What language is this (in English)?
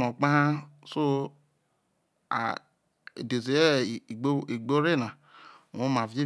Isoko